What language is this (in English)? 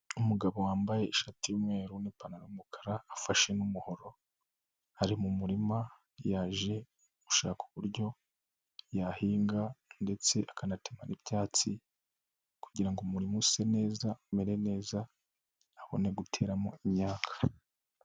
Kinyarwanda